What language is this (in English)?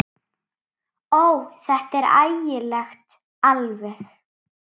Icelandic